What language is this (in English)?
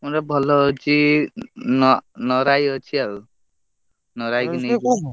Odia